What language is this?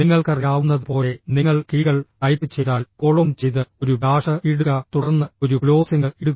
Malayalam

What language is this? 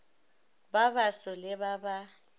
Northern Sotho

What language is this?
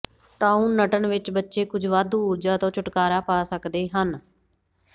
Punjabi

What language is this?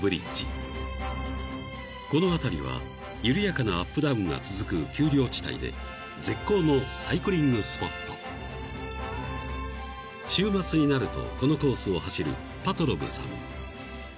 Japanese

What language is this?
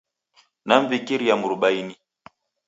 Taita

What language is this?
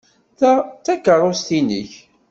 Kabyle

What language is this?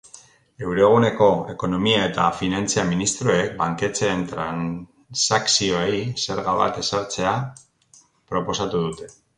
Basque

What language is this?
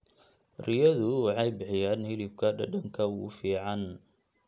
Somali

